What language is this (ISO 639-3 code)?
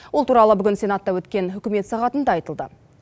kaz